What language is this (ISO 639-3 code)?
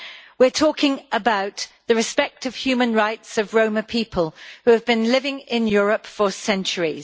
eng